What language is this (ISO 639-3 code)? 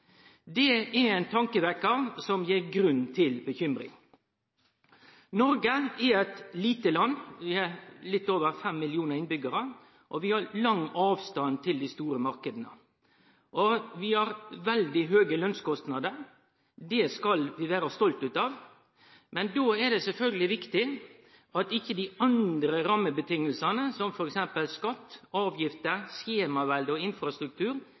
nno